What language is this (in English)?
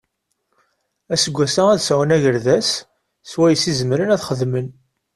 Kabyle